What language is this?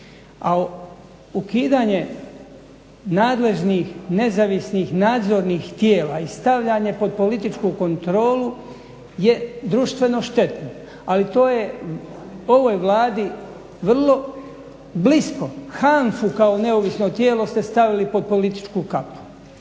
Croatian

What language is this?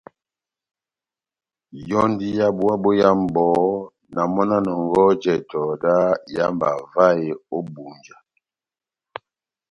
Batanga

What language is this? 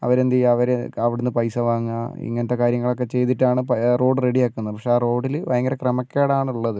Malayalam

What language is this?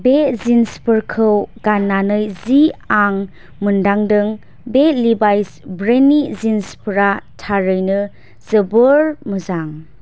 Bodo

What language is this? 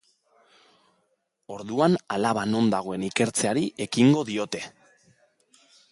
Basque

